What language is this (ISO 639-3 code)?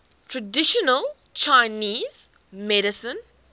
eng